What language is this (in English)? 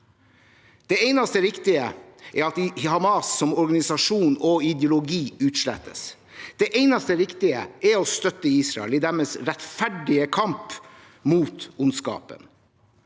Norwegian